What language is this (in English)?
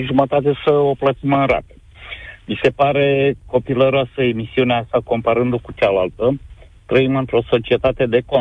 Romanian